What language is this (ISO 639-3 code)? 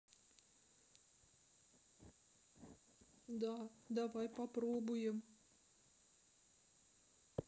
rus